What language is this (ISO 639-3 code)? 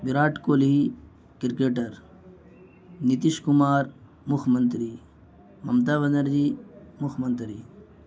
urd